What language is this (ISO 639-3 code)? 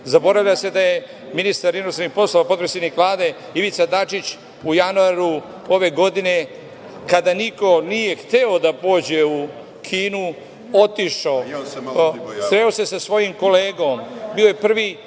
srp